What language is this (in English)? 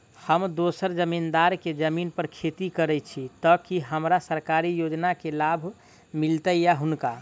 Maithili